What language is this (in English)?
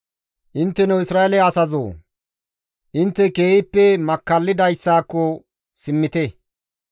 Gamo